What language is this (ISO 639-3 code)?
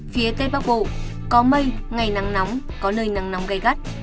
vie